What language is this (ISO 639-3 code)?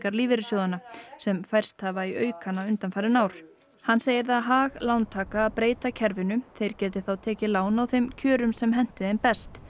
isl